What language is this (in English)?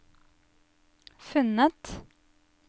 Norwegian